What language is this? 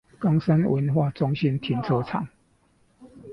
Chinese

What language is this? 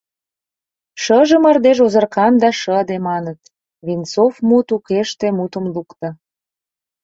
Mari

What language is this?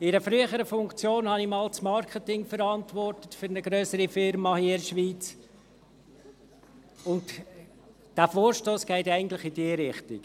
Swiss German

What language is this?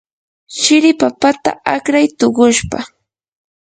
Yanahuanca Pasco Quechua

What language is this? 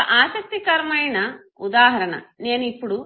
Telugu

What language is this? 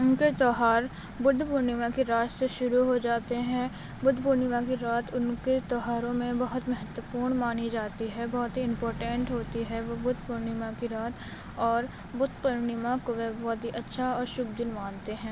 Urdu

